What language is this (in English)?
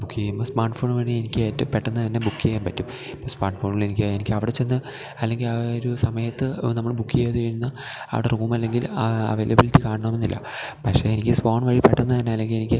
Malayalam